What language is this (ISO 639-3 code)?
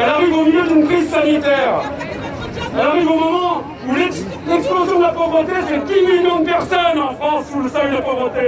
fra